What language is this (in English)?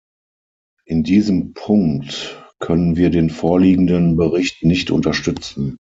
German